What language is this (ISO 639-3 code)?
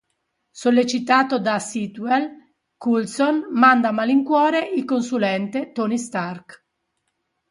ita